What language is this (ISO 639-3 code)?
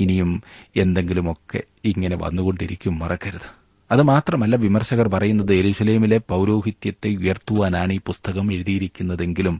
mal